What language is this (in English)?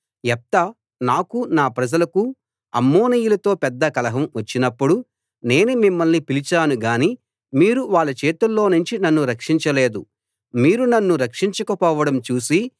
Telugu